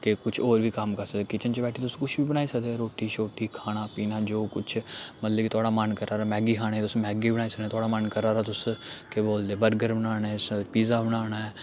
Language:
Dogri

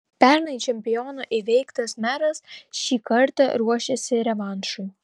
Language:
Lithuanian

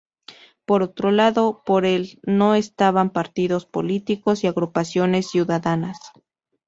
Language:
Spanish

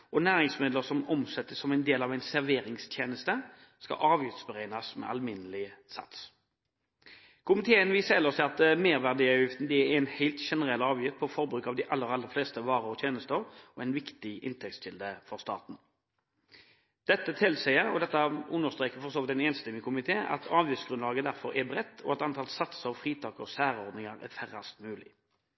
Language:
Norwegian Bokmål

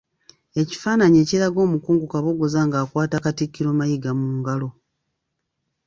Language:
Ganda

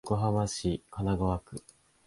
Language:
Japanese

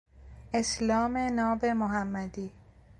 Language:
Persian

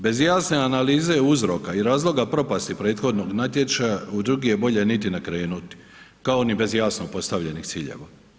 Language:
Croatian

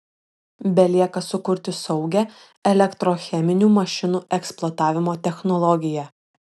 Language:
Lithuanian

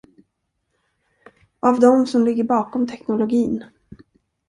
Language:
Swedish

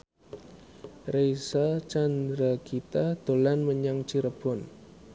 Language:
Javanese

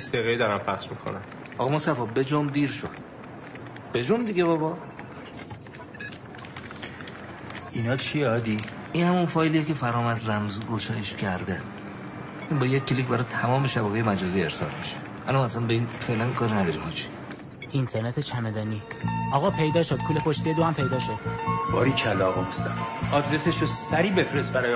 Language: Persian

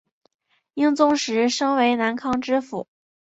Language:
Chinese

